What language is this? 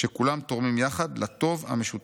Hebrew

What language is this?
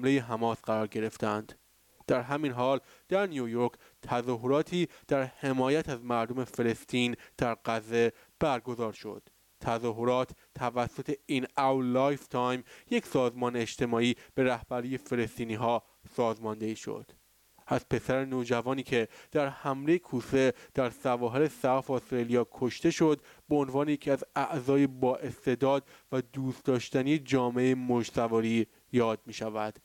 Persian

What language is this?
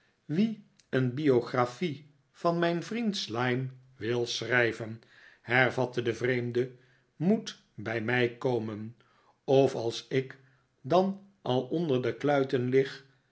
Dutch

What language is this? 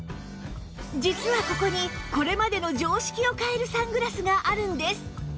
Japanese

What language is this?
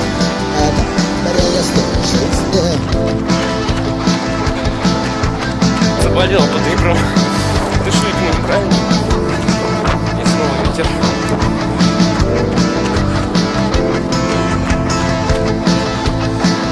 Russian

